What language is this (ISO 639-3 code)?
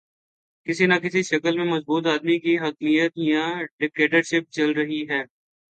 urd